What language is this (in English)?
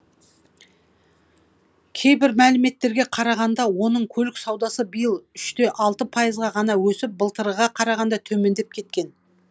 Kazakh